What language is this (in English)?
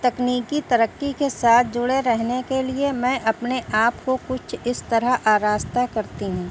Urdu